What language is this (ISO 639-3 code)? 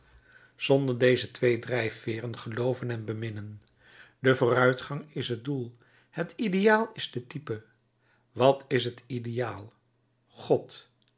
nld